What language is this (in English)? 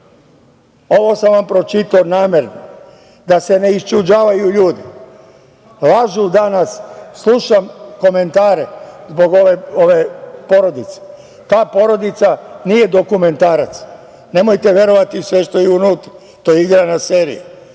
Serbian